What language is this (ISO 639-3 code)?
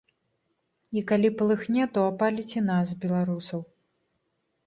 bel